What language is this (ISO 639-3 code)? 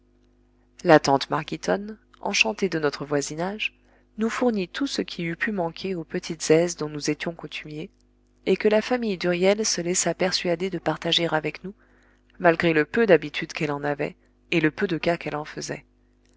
fra